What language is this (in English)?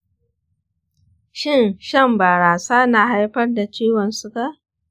Hausa